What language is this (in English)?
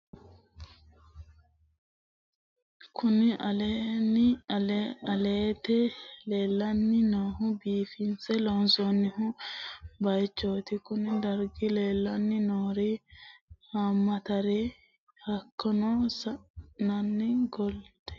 Sidamo